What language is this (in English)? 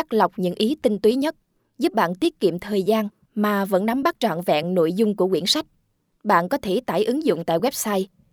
Vietnamese